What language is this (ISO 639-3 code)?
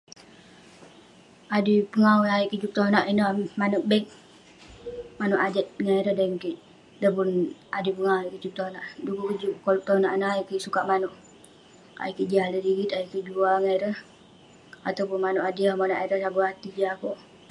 pne